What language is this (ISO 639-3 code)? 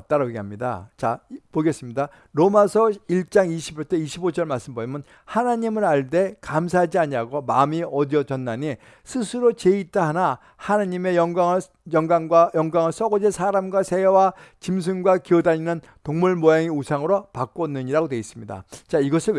kor